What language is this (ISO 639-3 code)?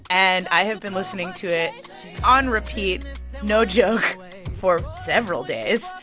eng